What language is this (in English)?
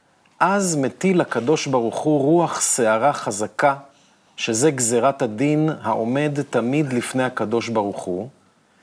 Hebrew